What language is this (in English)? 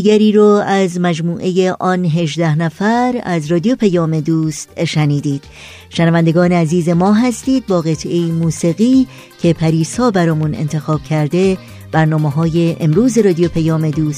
Persian